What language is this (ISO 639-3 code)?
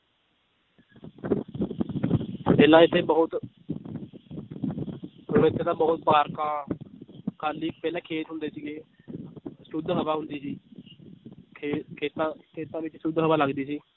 pan